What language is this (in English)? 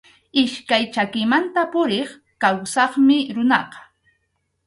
Arequipa-La Unión Quechua